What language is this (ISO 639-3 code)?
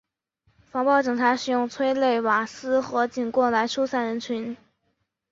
zho